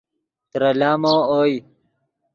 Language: Yidgha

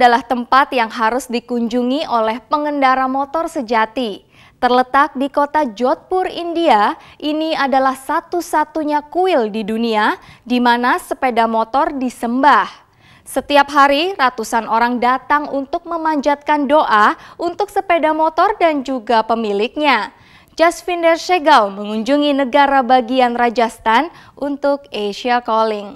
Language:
Indonesian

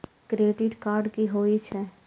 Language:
Maithili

